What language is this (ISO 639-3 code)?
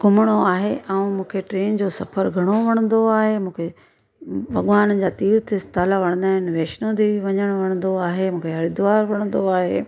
snd